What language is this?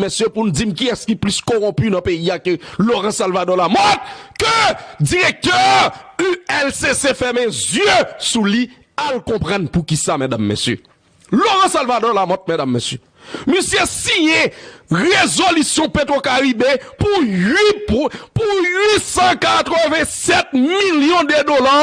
French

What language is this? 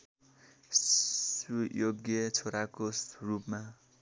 Nepali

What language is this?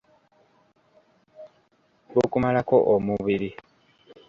Ganda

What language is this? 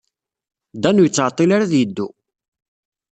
Kabyle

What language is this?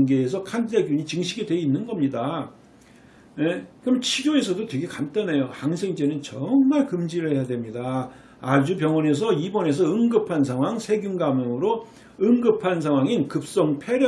Korean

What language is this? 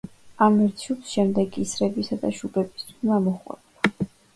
Georgian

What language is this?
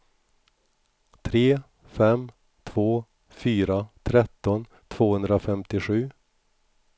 Swedish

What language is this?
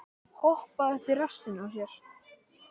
Icelandic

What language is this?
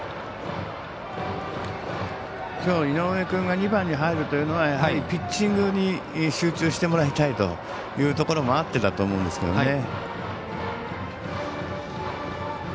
Japanese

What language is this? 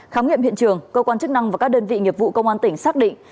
Vietnamese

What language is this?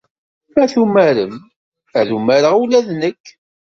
Kabyle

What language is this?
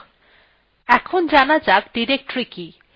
Bangla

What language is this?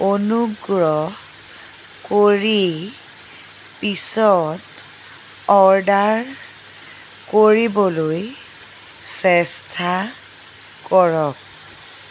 Assamese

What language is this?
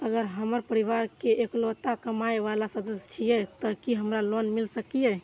Maithili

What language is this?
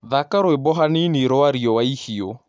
Kikuyu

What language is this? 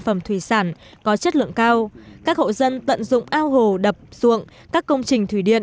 Vietnamese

